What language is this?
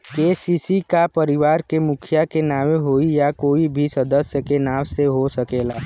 Bhojpuri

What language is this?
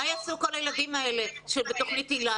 Hebrew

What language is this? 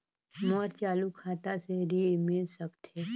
Chhattisgarhi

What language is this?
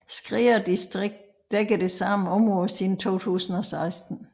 Danish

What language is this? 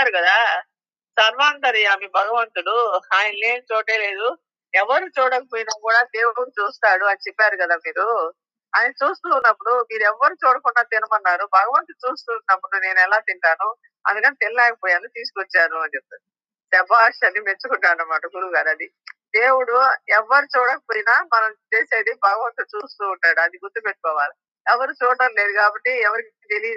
Telugu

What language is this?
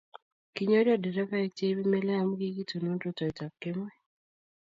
Kalenjin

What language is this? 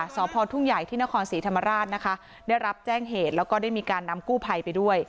Thai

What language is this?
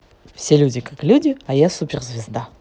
Russian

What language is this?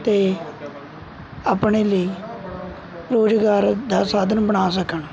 Punjabi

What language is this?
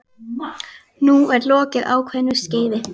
Icelandic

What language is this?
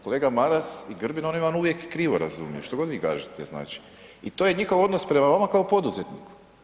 Croatian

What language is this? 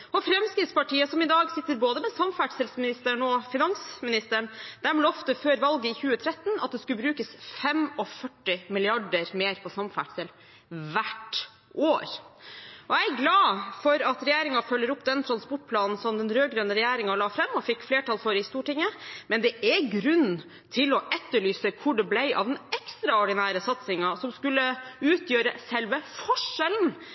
Norwegian Bokmål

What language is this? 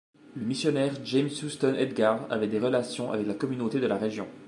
French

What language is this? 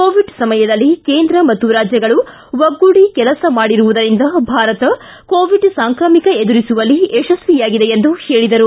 Kannada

